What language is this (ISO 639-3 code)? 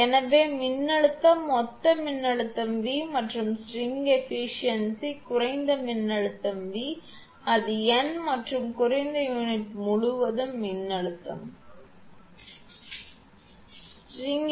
tam